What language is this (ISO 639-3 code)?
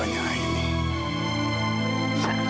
ind